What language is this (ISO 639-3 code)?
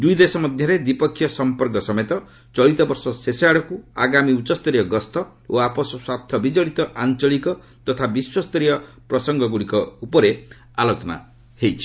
ori